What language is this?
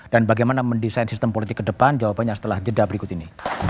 Indonesian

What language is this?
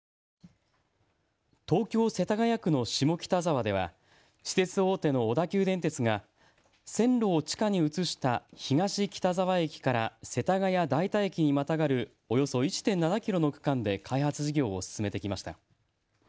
Japanese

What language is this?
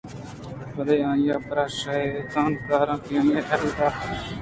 Eastern Balochi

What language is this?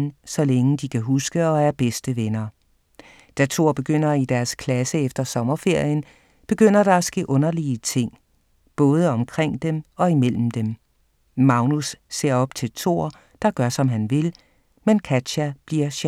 Danish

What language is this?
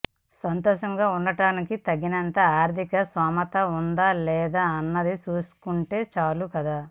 Telugu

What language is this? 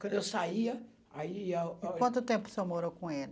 Portuguese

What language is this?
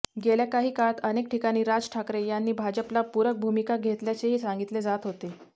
Marathi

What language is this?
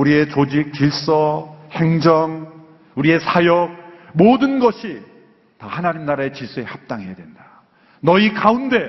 Korean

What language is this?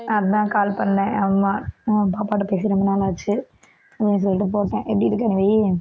Tamil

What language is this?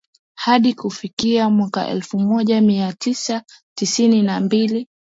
Swahili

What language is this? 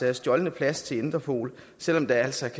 Danish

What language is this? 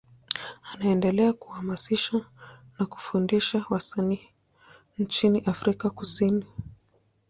Swahili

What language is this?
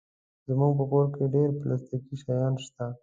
Pashto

